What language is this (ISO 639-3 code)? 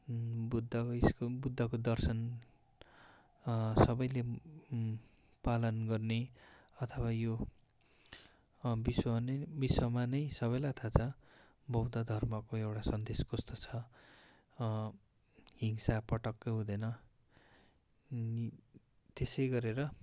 nep